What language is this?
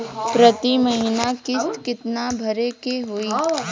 Bhojpuri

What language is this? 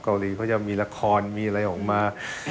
Thai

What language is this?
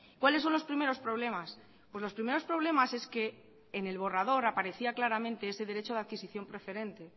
Spanish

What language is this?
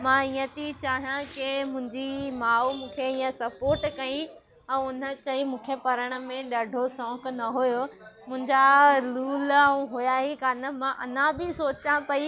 Sindhi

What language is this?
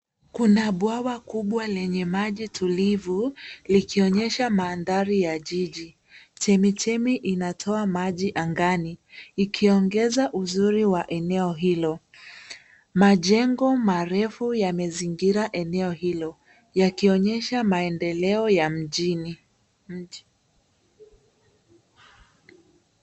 Swahili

